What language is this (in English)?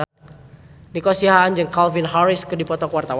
Sundanese